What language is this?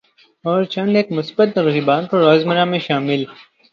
Urdu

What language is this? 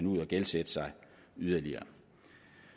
Danish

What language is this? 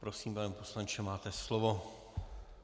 Czech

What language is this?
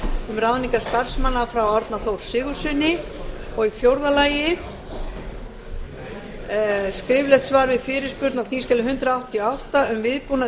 Icelandic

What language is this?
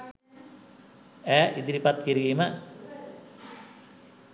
Sinhala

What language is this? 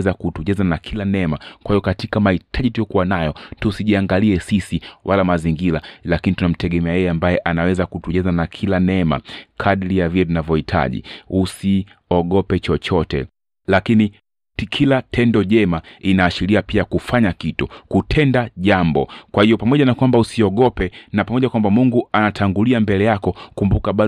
Swahili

